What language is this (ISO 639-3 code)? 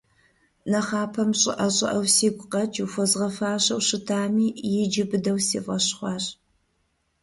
kbd